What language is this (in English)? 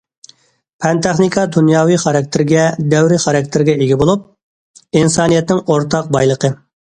Uyghur